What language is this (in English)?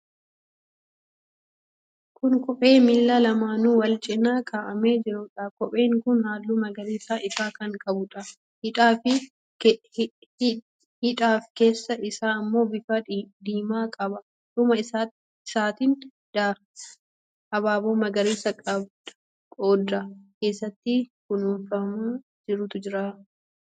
Oromo